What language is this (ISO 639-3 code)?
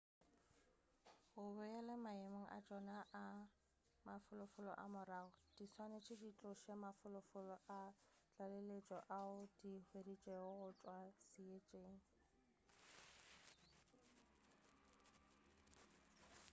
nso